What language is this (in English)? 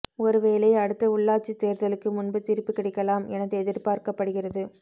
Tamil